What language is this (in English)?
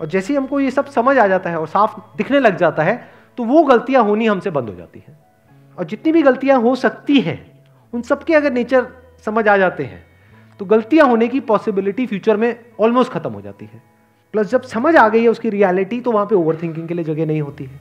Hindi